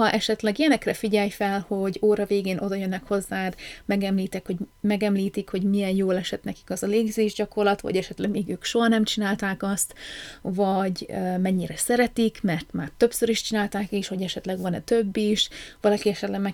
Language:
Hungarian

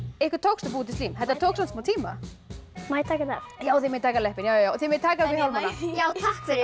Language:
Icelandic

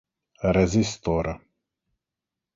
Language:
Czech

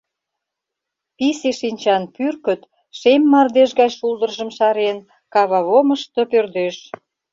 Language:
Mari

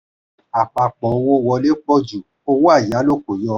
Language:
Yoruba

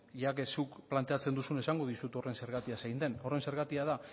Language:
Basque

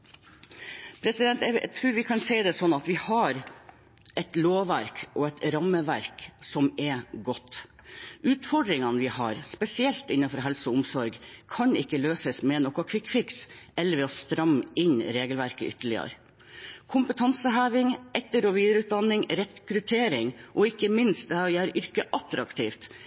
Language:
Norwegian Bokmål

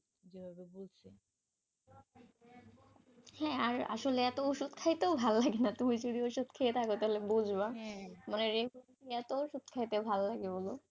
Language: Bangla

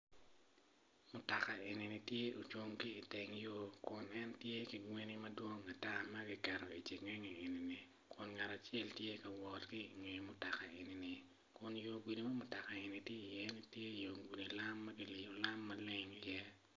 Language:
Acoli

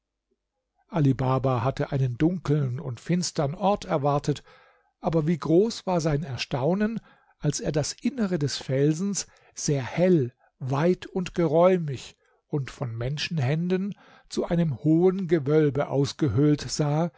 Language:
German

